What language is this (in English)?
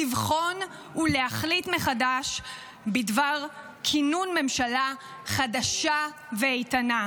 Hebrew